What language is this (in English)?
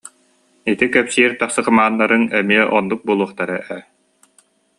Yakut